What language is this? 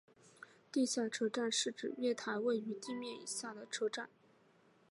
Chinese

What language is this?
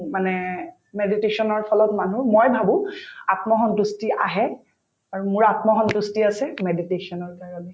Assamese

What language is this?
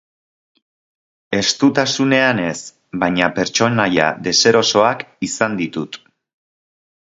Basque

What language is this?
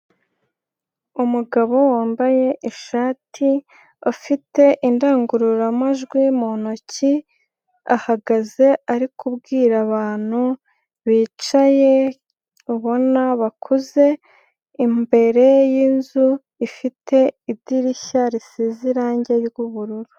Kinyarwanda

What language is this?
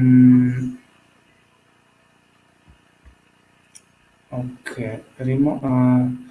Italian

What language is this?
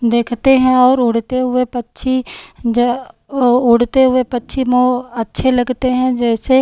Hindi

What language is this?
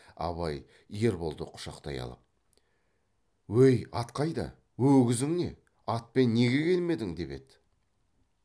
Kazakh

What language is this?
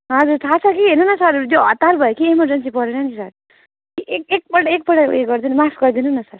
Nepali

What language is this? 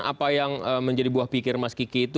Indonesian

